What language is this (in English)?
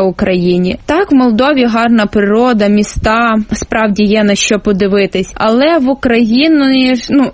Ukrainian